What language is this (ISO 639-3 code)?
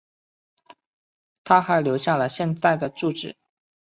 zho